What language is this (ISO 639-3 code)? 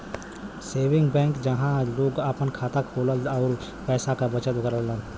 bho